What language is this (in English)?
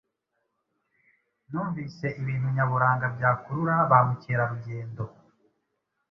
Kinyarwanda